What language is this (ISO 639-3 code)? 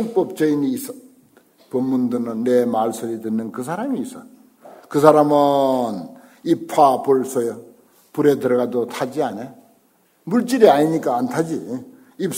kor